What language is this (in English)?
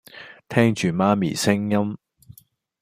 Cantonese